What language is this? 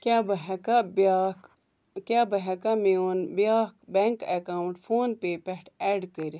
Kashmiri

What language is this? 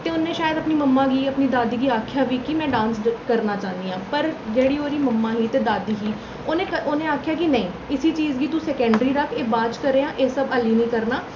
Dogri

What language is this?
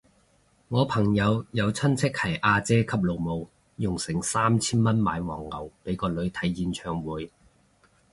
Cantonese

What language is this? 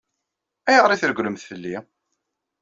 Kabyle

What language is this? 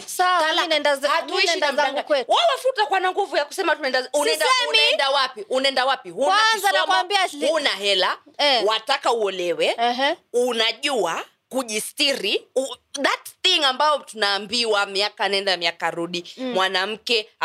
Swahili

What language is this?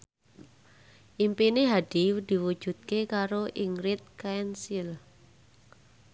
Javanese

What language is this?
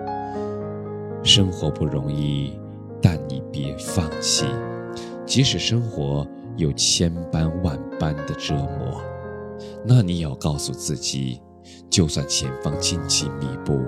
Chinese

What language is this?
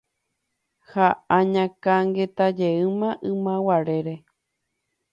Guarani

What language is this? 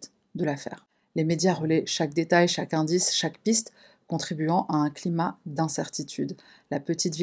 French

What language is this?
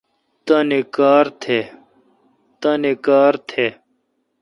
Kalkoti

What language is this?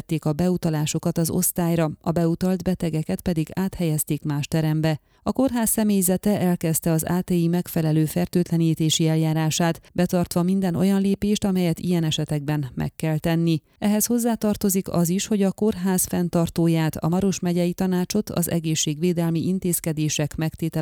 Hungarian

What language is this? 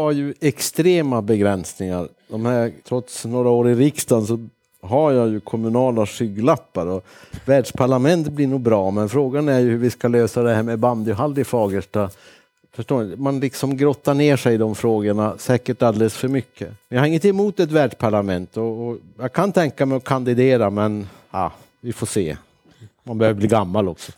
Swedish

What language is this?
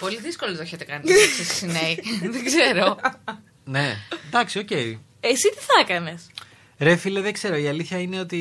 Greek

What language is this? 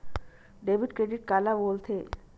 Chhattisgarhi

